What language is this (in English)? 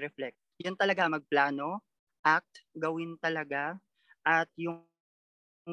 Filipino